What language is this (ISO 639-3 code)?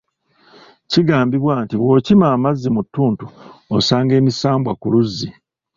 lug